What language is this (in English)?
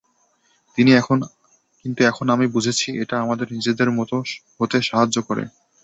Bangla